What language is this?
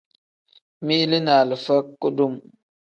Tem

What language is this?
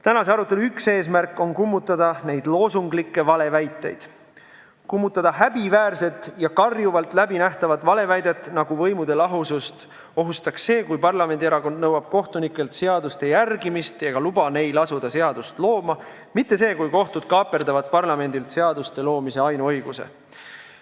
Estonian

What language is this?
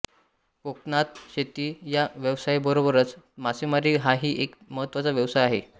Marathi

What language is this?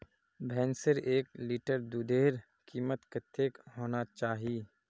Magahi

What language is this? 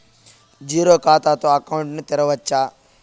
Telugu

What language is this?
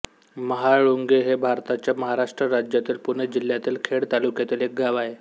Marathi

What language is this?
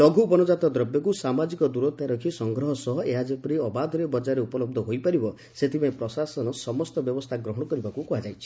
Odia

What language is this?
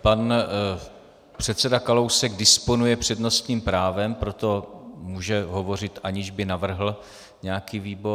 Czech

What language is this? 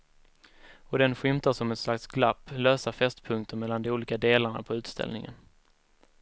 Swedish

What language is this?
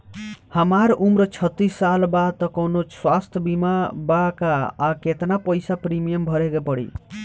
Bhojpuri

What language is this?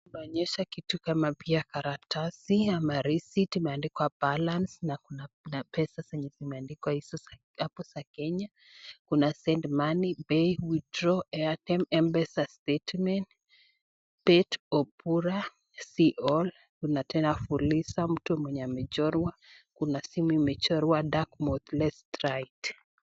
Swahili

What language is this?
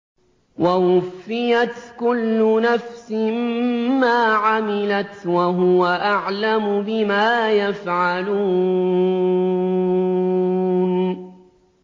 Arabic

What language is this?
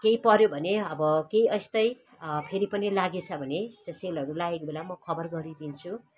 Nepali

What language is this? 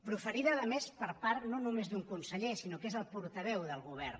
Catalan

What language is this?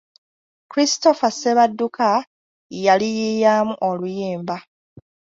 Ganda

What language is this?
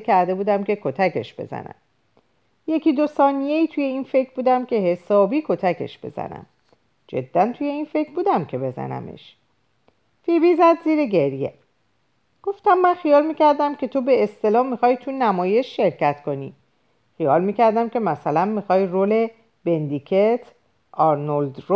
Persian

